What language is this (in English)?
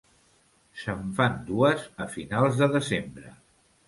Catalan